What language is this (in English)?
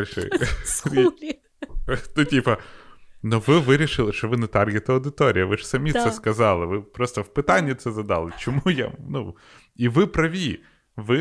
Ukrainian